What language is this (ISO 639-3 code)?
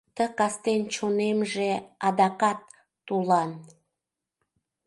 chm